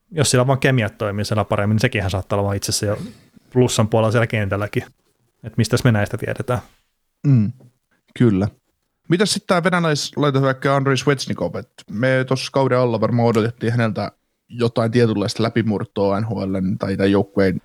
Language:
Finnish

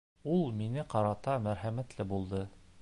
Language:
Bashkir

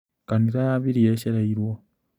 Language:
Kikuyu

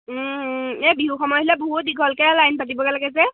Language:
Assamese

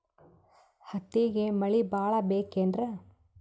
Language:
Kannada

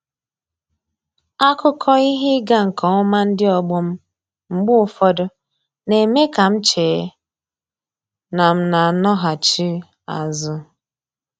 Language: Igbo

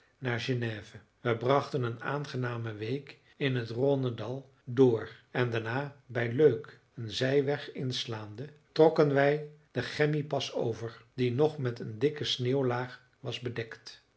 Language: Dutch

